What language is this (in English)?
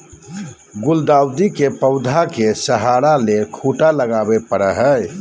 Magahi